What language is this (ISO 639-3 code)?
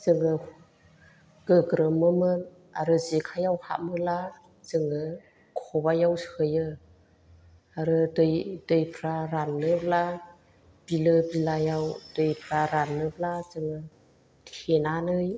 brx